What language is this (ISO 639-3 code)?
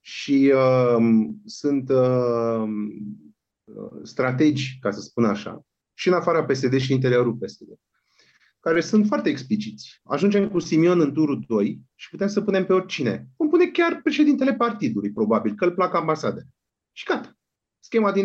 ron